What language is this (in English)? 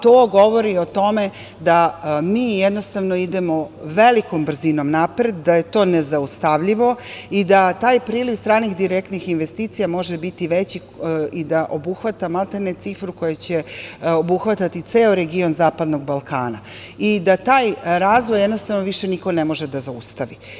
Serbian